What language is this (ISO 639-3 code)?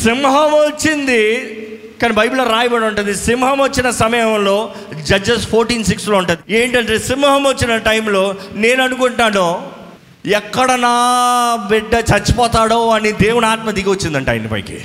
tel